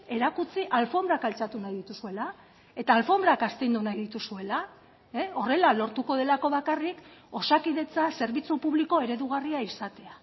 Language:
Basque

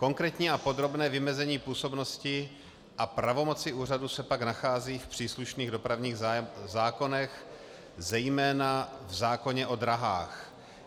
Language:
Czech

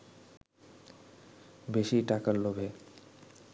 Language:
Bangla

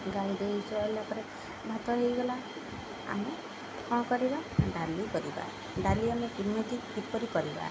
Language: Odia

